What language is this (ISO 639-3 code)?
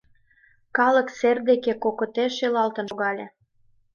chm